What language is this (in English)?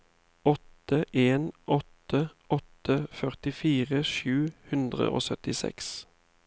Norwegian